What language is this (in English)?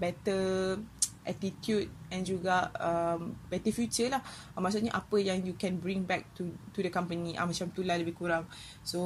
Malay